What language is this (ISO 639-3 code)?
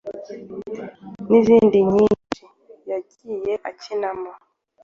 kin